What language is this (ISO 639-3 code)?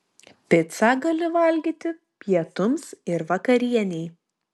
lit